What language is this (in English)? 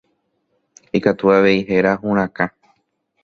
Guarani